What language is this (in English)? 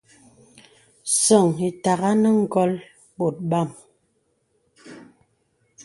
Bebele